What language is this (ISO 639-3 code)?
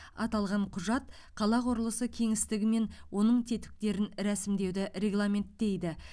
kaz